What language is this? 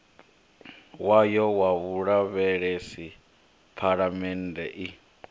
Venda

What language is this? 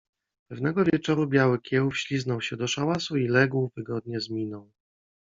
Polish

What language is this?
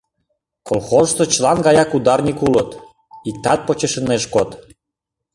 Mari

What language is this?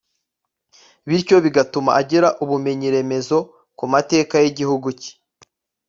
Kinyarwanda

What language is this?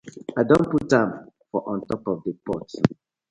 Nigerian Pidgin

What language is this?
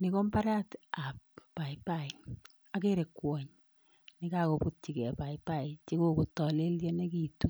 Kalenjin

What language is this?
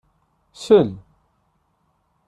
Kabyle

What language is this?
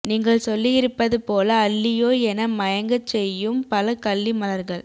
Tamil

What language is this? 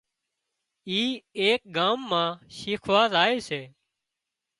Wadiyara Koli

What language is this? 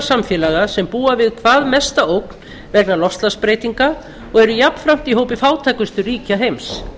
Icelandic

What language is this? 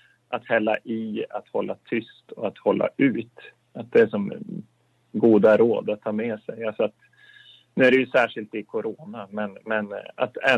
Swedish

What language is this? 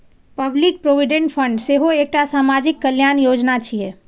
Maithili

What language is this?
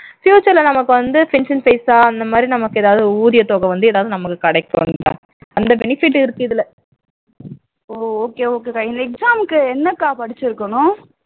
Tamil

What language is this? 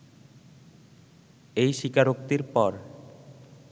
Bangla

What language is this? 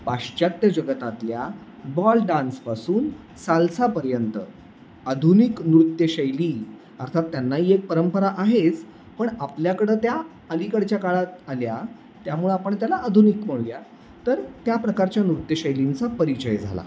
Marathi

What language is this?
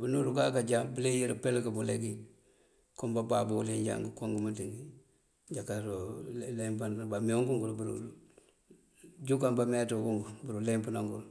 Mandjak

